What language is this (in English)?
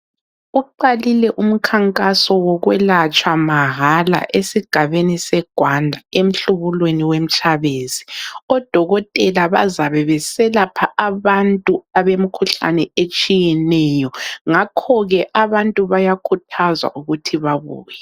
North Ndebele